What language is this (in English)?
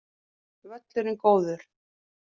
Icelandic